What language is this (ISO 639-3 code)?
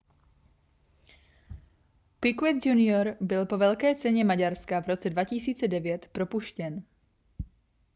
ces